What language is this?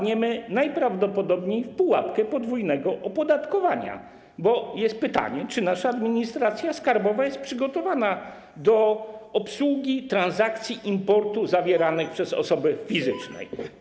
Polish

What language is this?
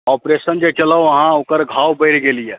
Maithili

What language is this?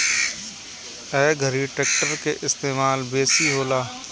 Bhojpuri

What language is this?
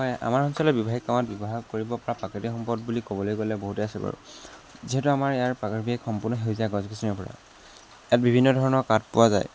Assamese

